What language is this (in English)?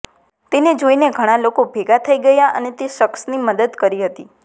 Gujarati